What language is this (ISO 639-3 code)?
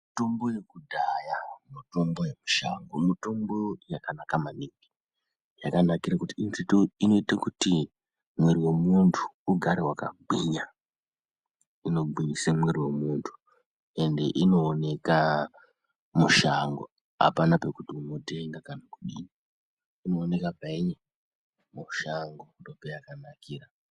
ndc